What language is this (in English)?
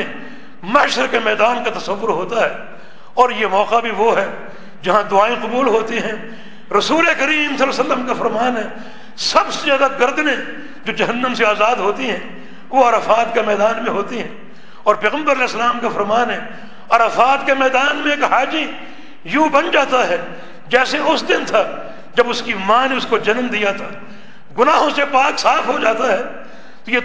Urdu